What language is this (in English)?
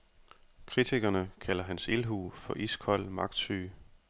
Danish